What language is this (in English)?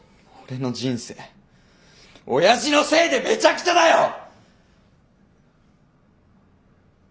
Japanese